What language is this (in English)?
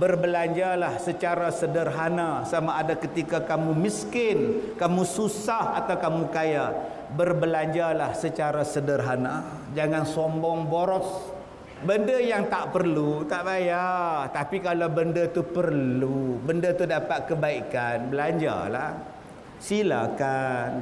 Malay